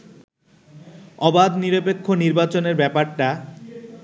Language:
Bangla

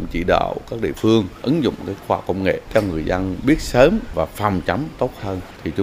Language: Vietnamese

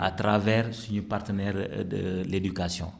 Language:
Wolof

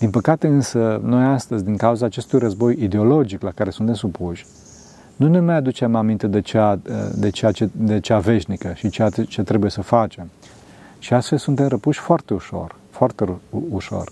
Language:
Romanian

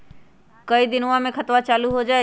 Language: Magahi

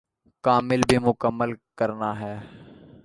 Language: Urdu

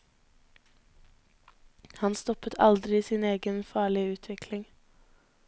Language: Norwegian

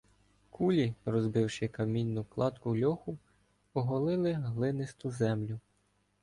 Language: Ukrainian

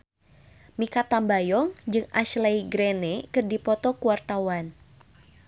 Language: Sundanese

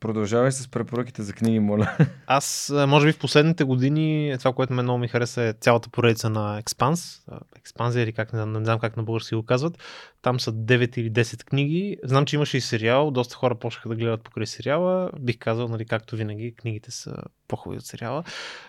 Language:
Bulgarian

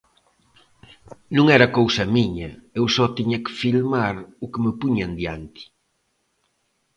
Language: Galician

